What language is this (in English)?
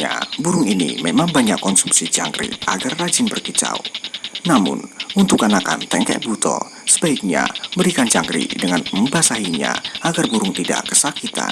Indonesian